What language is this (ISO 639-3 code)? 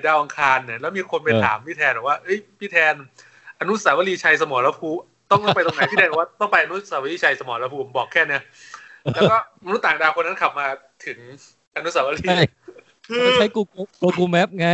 tha